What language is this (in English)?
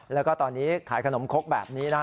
Thai